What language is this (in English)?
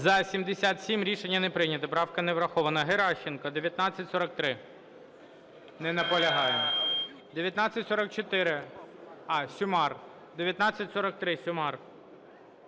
Ukrainian